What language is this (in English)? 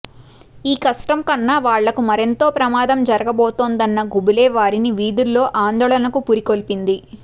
Telugu